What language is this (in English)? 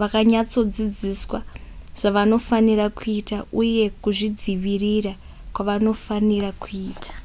Shona